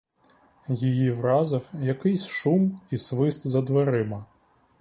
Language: Ukrainian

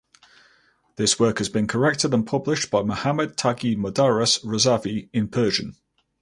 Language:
English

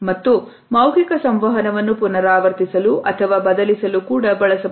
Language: Kannada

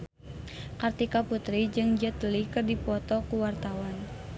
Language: Sundanese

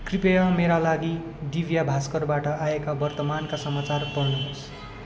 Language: Nepali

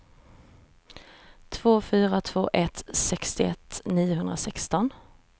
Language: Swedish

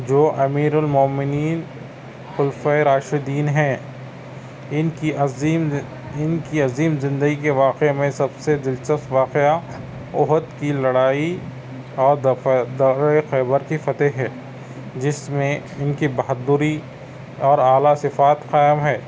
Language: Urdu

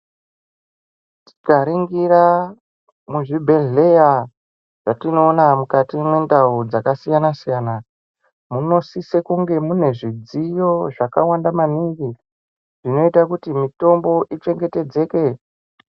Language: Ndau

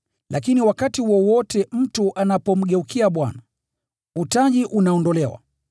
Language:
Swahili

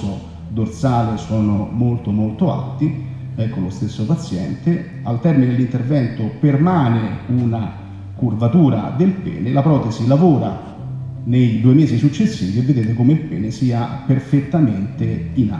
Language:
Italian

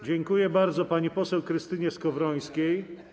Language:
Polish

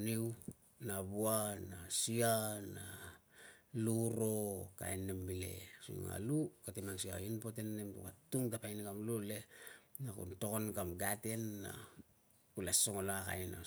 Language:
Tungag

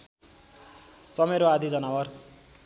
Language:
Nepali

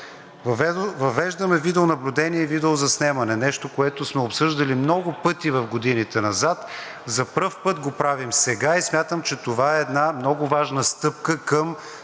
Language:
Bulgarian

